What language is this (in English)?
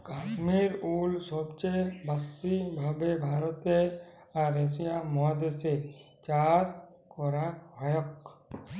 Bangla